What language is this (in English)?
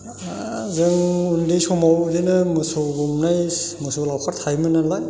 Bodo